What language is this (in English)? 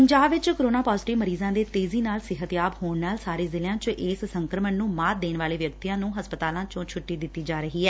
Punjabi